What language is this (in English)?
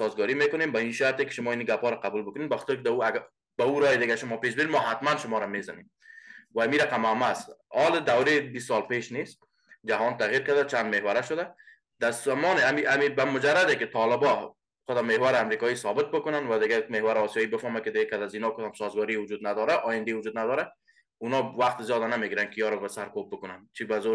Persian